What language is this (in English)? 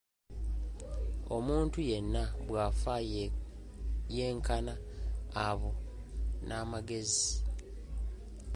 Ganda